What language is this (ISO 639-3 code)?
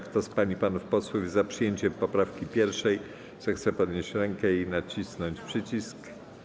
pol